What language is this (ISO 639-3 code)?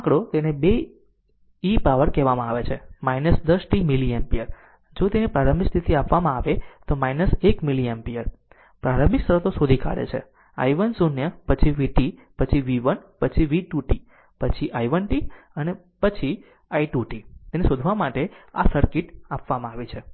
guj